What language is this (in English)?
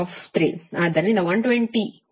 Kannada